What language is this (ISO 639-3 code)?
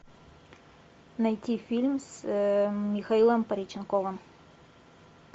rus